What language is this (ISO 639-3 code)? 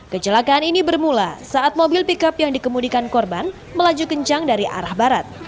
ind